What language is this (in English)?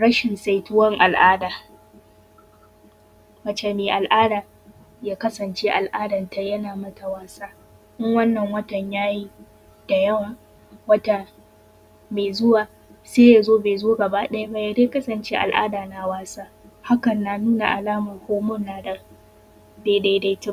Hausa